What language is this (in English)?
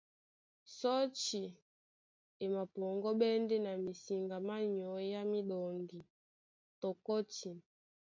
Duala